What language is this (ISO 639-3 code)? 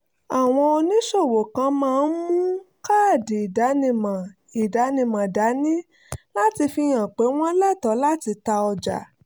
yor